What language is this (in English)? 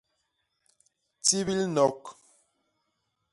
Basaa